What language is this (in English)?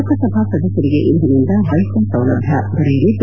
Kannada